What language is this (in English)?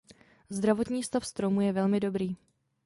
Czech